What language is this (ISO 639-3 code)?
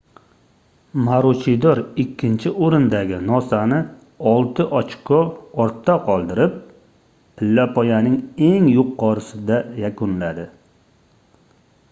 uzb